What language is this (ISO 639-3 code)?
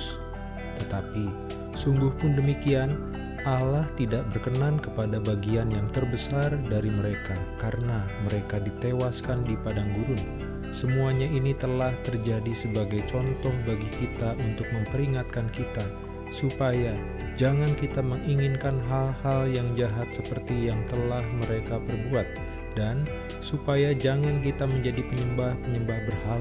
ind